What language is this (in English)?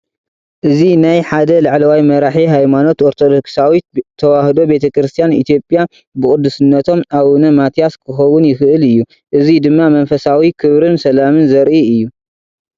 Tigrinya